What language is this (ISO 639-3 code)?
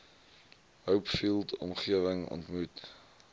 afr